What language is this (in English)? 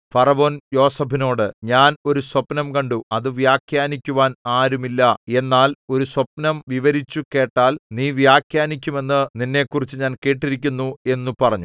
Malayalam